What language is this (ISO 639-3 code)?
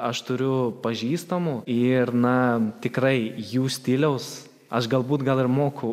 lit